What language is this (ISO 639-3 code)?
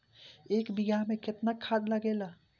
bho